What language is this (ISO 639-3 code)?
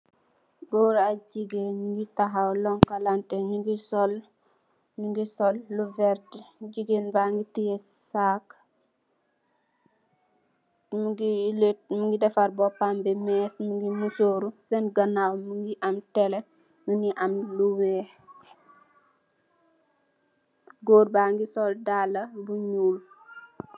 wol